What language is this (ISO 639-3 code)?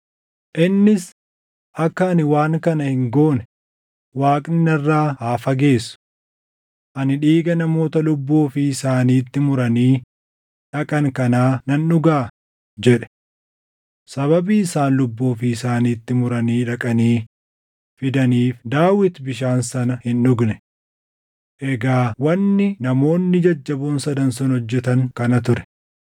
orm